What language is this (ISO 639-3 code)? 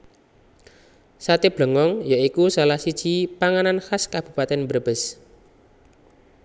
jav